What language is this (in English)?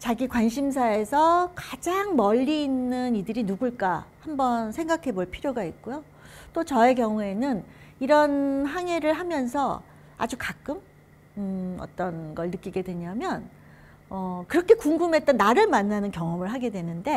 Korean